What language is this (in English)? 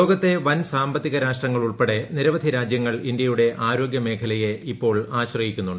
Malayalam